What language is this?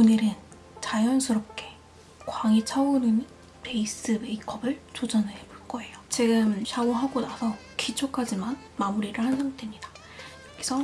Korean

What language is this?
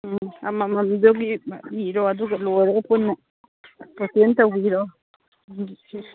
Manipuri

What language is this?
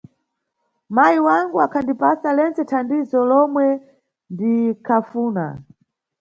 Nyungwe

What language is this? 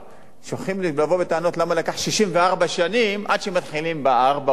Hebrew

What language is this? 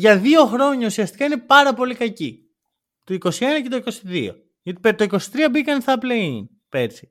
Greek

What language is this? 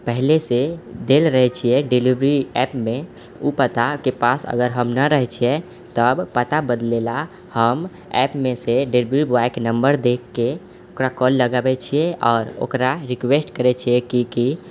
Maithili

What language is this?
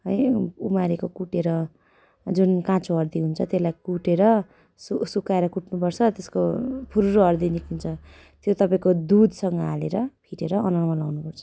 Nepali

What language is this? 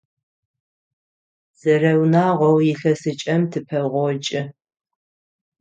Adyghe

